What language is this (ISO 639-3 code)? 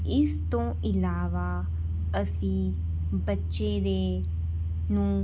pan